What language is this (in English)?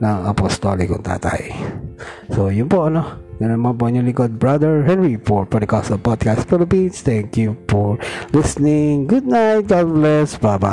Filipino